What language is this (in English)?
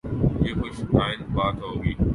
Urdu